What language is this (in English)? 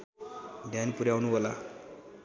Nepali